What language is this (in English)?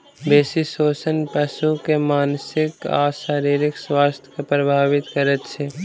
Maithili